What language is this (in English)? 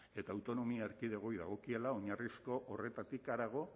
Basque